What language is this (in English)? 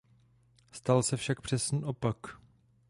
Czech